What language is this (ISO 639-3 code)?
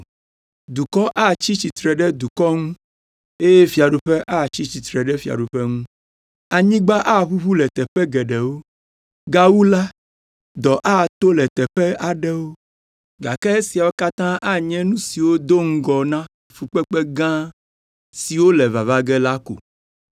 ewe